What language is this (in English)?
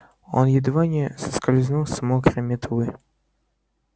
Russian